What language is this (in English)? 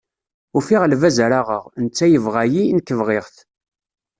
Kabyle